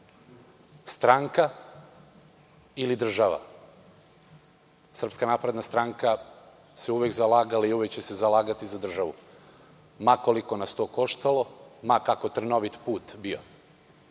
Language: Serbian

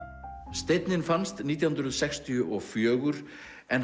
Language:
Icelandic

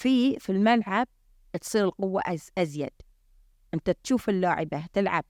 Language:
Arabic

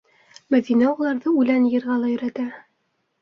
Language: Bashkir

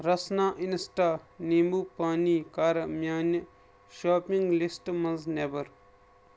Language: Kashmiri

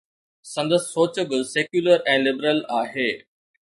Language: Sindhi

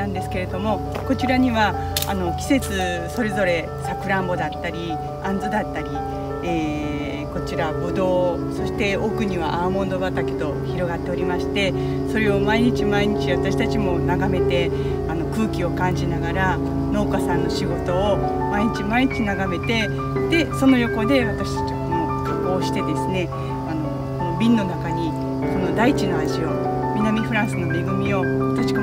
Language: Japanese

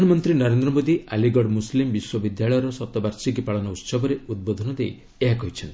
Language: Odia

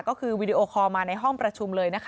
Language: Thai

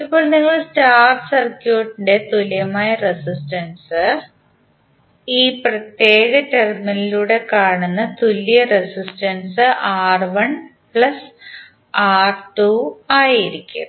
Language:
Malayalam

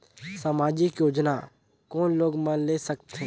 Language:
Chhattisgarhi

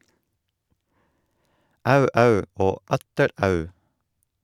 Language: Norwegian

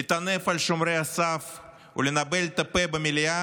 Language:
Hebrew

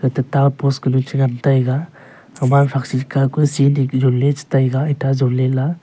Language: Wancho Naga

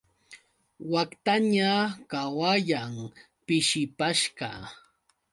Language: Yauyos Quechua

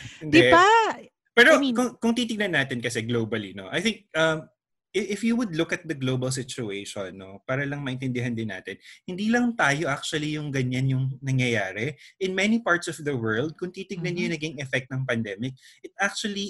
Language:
Filipino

